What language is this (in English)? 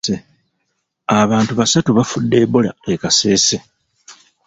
Ganda